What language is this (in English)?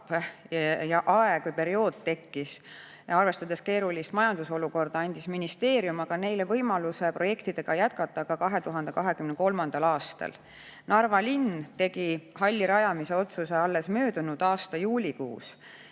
Estonian